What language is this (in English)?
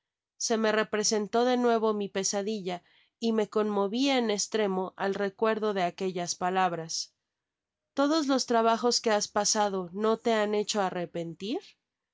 Spanish